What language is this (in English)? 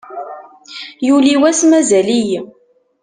Kabyle